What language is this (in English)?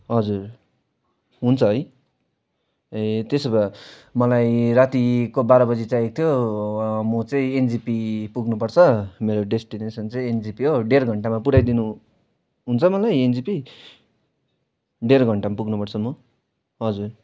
Nepali